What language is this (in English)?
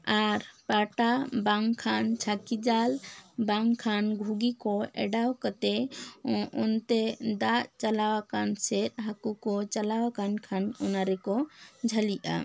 Santali